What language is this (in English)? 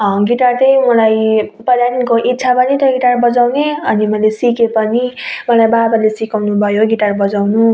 Nepali